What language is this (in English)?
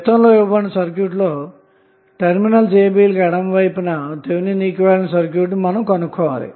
Telugu